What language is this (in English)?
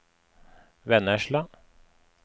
Norwegian